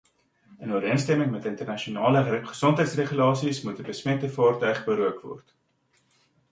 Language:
Afrikaans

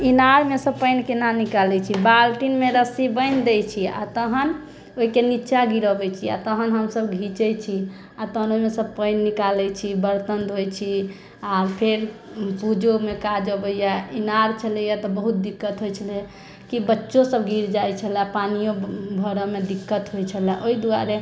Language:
Maithili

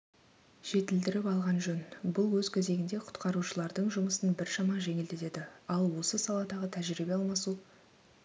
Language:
Kazakh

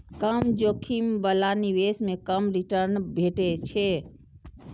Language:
Maithili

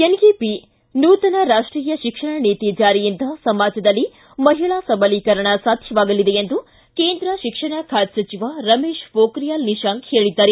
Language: Kannada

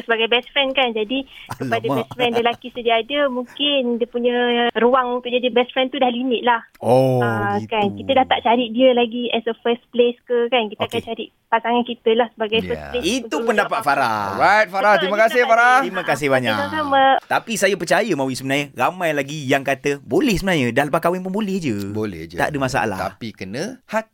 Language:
Malay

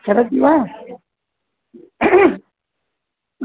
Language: Sanskrit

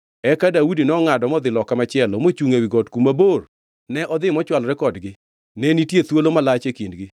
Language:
Luo (Kenya and Tanzania)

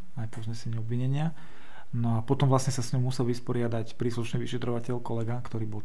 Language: Slovak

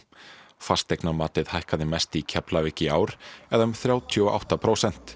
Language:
Icelandic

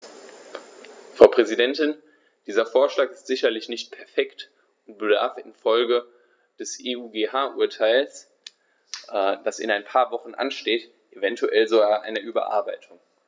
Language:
German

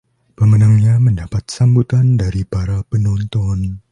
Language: Indonesian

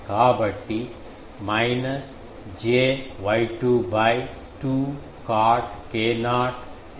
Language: Telugu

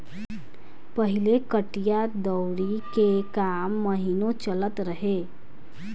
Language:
Bhojpuri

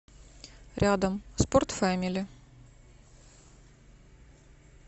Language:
Russian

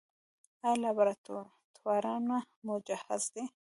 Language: Pashto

